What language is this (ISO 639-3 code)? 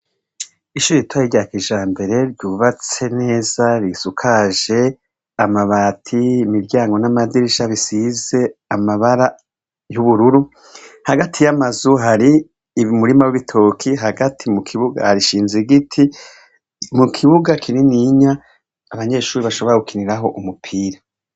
run